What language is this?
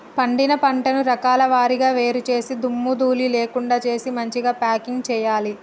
Telugu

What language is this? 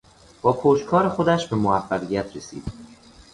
Persian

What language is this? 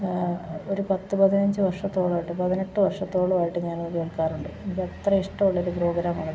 Malayalam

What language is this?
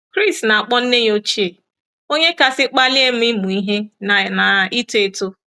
Igbo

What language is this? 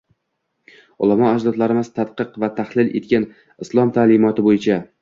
Uzbek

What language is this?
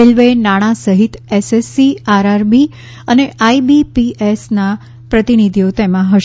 Gujarati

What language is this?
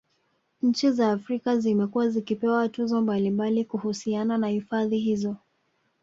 Swahili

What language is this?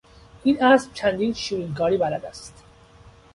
Persian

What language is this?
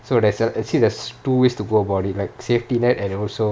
English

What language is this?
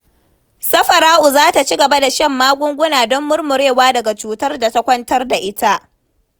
Hausa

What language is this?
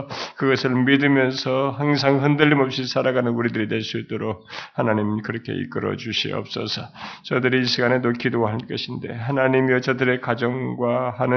Korean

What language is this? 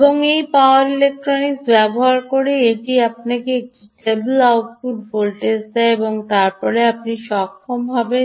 Bangla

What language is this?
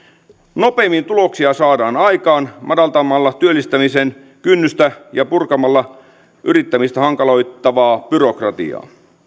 Finnish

